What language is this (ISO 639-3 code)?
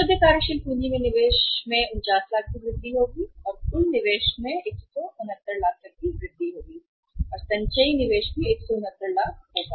hin